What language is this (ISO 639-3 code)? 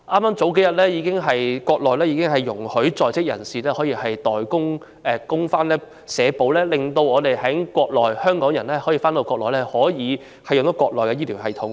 yue